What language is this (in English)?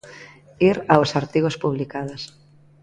Galician